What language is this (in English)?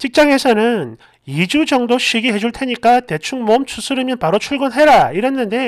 Korean